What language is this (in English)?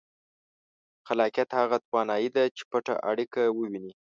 Pashto